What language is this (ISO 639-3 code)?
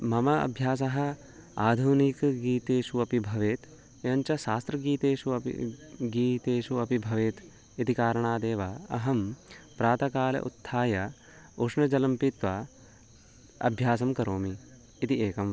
san